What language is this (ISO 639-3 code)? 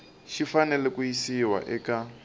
tso